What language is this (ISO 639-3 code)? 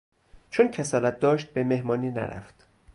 fas